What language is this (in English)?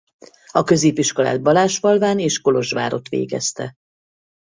Hungarian